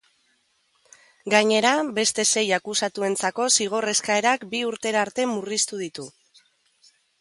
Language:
Basque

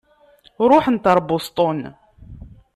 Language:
Kabyle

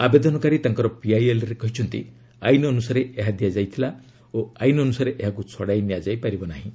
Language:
Odia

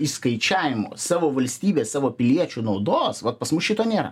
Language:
Lithuanian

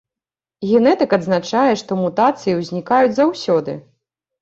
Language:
Belarusian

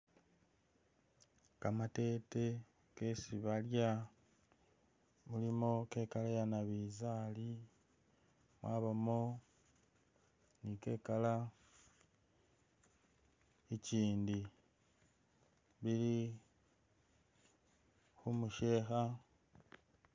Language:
Masaaba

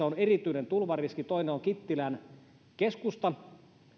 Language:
Finnish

